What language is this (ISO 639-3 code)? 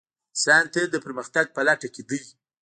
pus